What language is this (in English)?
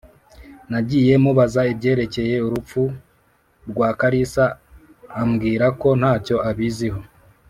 Kinyarwanda